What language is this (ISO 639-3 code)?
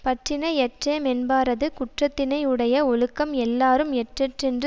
tam